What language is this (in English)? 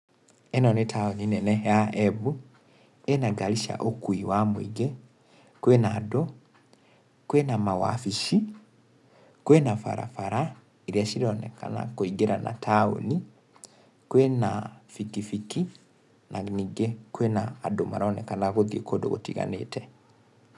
Kikuyu